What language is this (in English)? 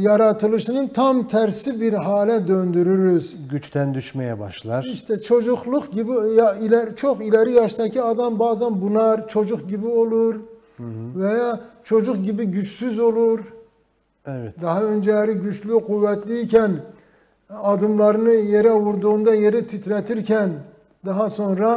Turkish